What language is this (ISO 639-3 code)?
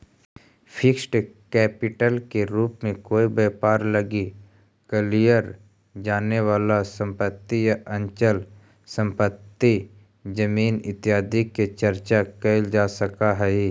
mag